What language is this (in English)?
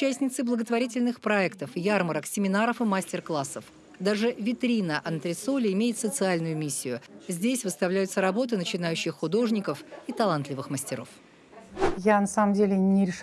Russian